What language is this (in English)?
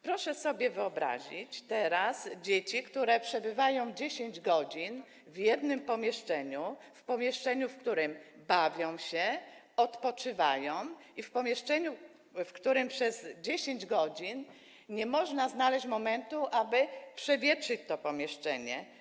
Polish